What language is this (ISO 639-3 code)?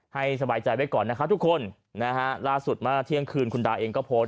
tha